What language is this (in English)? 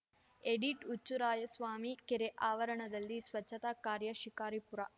Kannada